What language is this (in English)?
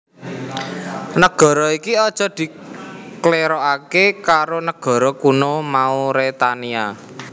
Javanese